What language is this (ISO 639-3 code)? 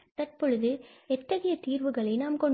tam